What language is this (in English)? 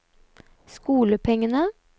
Norwegian